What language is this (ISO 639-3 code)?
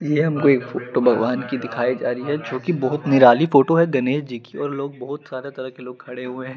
hin